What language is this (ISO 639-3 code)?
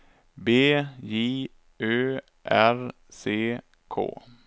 swe